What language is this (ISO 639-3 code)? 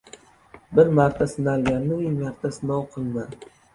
uzb